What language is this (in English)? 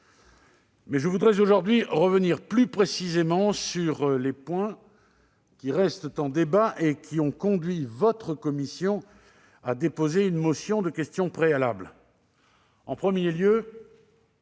French